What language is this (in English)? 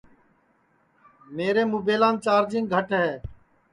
Sansi